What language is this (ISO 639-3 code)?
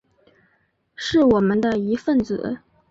zho